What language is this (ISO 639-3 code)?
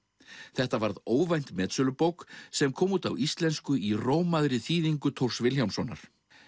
isl